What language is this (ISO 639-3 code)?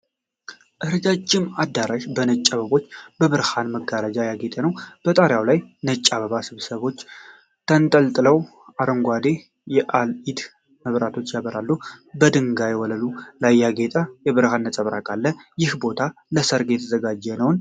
amh